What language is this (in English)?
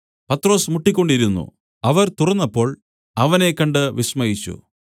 Malayalam